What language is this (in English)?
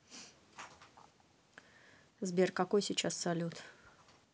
Russian